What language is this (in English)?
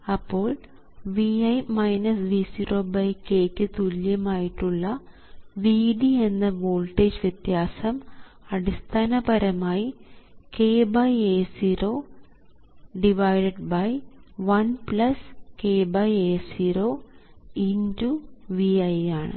Malayalam